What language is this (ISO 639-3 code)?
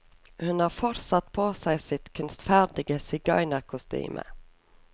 nor